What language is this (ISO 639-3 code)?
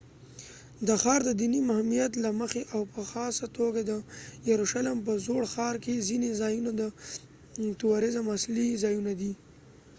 pus